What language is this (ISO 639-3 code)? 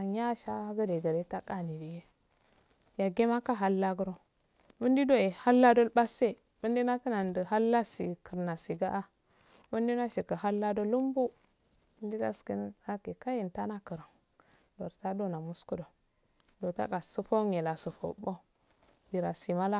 aal